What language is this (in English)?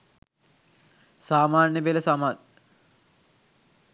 Sinhala